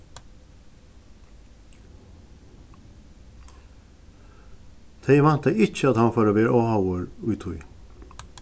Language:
Faroese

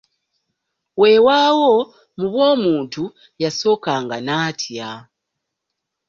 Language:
Ganda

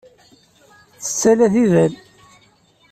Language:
Kabyle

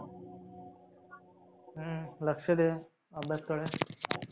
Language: Marathi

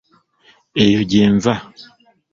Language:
Ganda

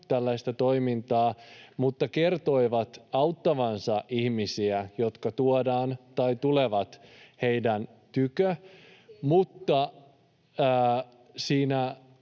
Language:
Finnish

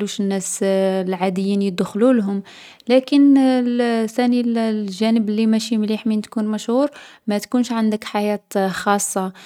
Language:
Algerian Arabic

